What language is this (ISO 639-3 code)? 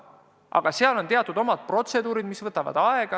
est